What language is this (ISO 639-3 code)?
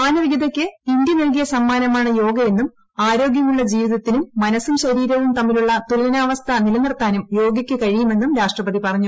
mal